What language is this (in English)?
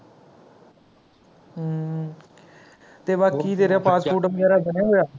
Punjabi